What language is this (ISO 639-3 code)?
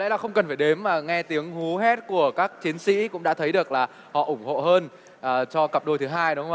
vie